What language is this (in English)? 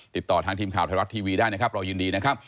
Thai